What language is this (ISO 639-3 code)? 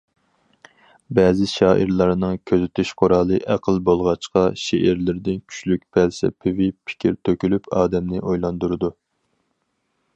uig